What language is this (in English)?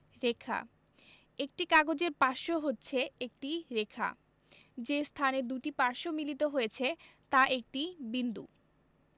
Bangla